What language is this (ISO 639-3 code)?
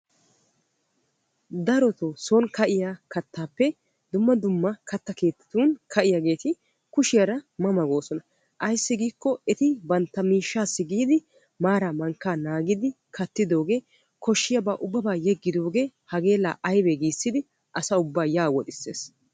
wal